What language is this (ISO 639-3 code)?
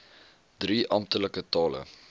afr